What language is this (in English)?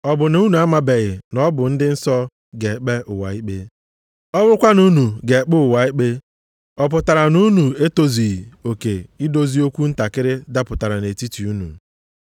Igbo